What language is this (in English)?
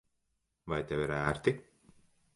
Latvian